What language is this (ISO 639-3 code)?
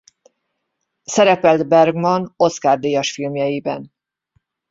hun